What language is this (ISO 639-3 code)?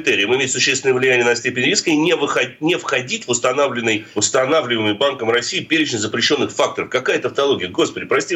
rus